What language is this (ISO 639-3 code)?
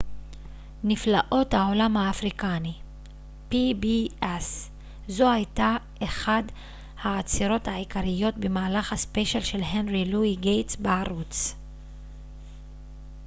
heb